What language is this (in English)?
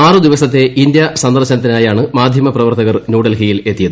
Malayalam